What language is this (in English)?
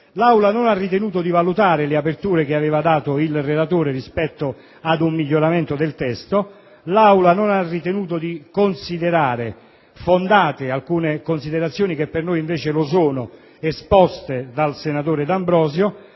Italian